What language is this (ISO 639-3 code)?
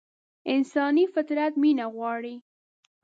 pus